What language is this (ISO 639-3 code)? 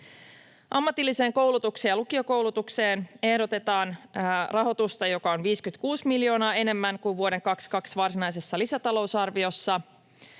fin